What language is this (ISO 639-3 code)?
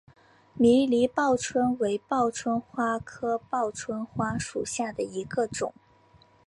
zho